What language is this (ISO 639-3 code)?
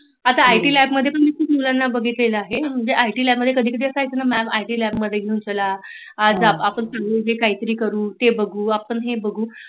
mar